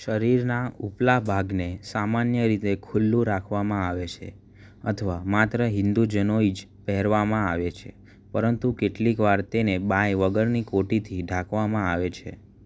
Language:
Gujarati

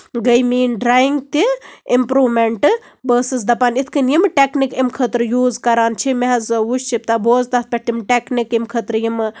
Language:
Kashmiri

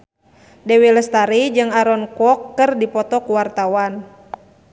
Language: Sundanese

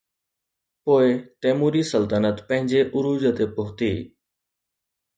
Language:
Sindhi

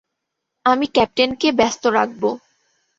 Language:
Bangla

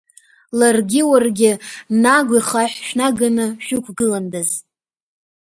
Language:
Abkhazian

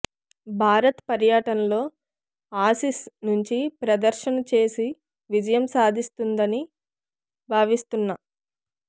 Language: Telugu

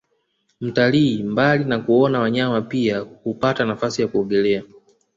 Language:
Swahili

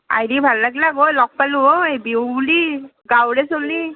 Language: Assamese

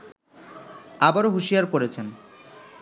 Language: Bangla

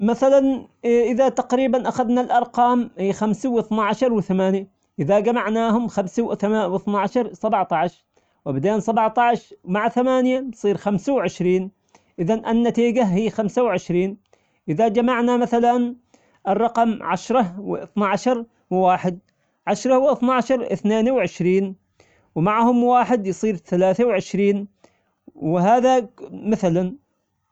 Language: Omani Arabic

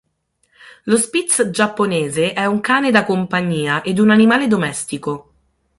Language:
Italian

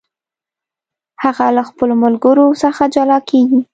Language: Pashto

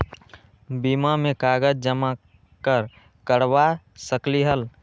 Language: Magahi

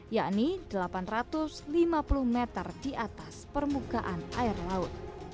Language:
Indonesian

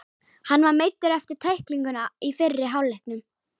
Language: Icelandic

